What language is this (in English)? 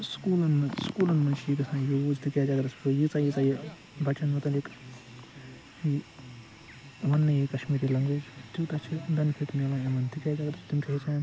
Kashmiri